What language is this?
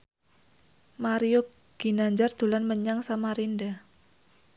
Javanese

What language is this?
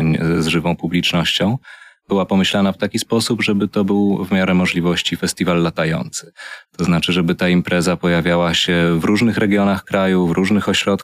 Polish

